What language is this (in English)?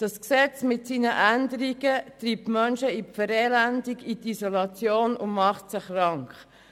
Swiss German